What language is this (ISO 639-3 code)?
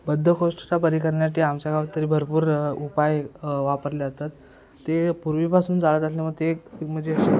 mar